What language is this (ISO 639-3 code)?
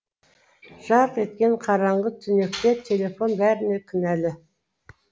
kaz